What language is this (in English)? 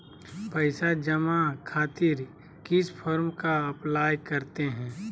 Magahi